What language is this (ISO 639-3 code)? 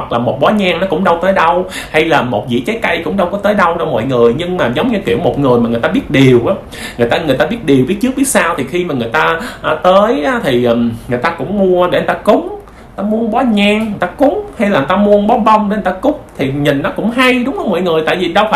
vie